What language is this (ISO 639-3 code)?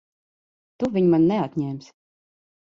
lav